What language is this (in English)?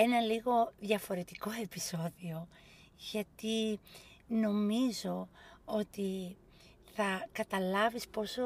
Greek